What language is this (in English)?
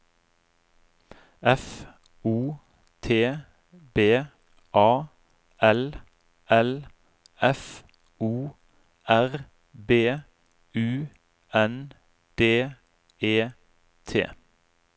Norwegian